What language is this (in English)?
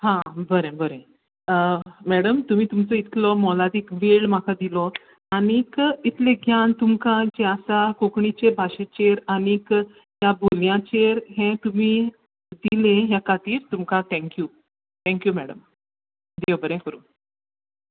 Konkani